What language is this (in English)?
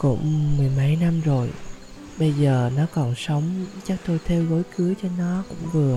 Vietnamese